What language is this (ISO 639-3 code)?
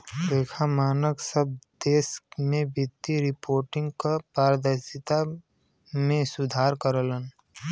bho